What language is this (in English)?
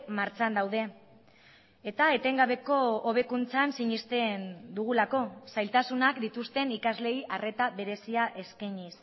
Basque